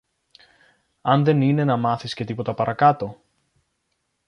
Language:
Greek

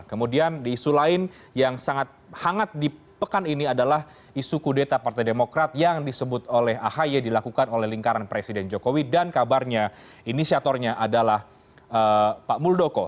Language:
Indonesian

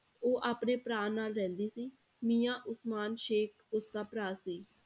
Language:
Punjabi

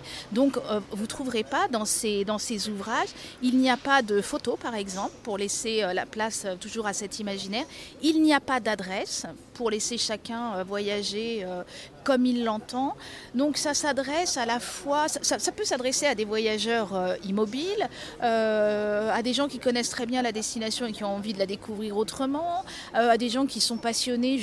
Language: French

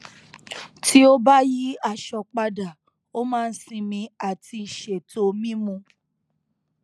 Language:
Yoruba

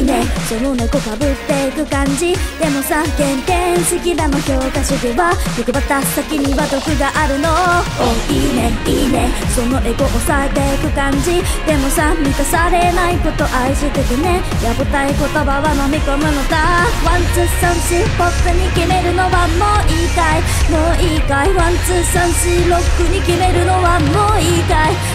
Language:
Japanese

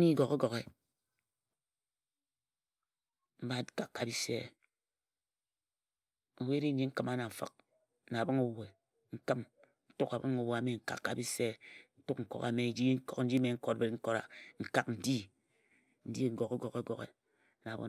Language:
Ejagham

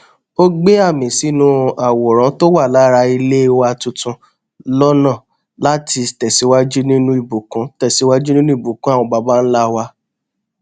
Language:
Yoruba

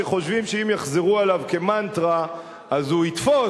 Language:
Hebrew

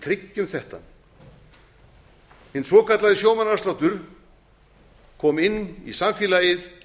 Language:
Icelandic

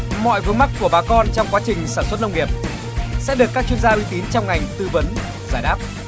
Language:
Vietnamese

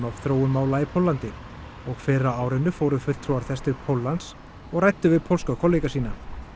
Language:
Icelandic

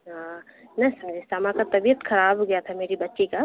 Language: Urdu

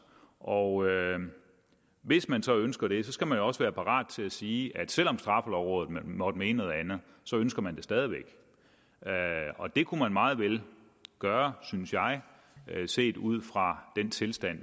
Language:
Danish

